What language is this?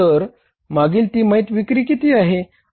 Marathi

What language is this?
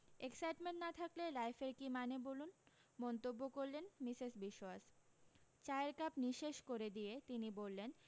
Bangla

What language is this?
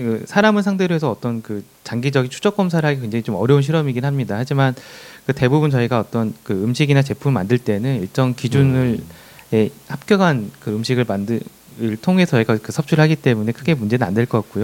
Korean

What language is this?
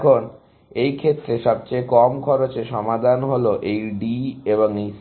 Bangla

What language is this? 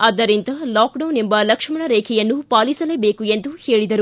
Kannada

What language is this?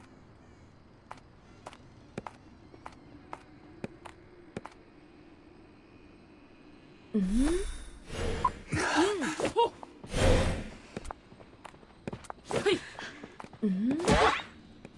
Korean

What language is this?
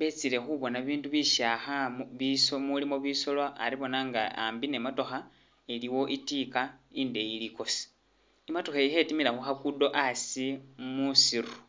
Masaaba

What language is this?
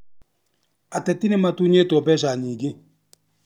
Kikuyu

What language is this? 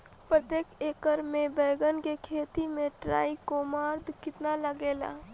Bhojpuri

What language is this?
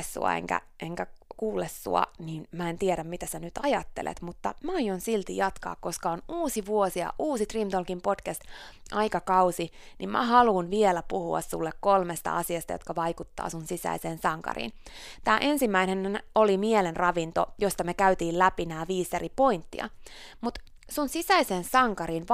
Finnish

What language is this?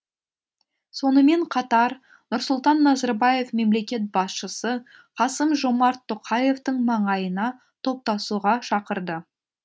Kazakh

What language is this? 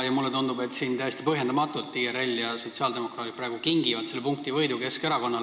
Estonian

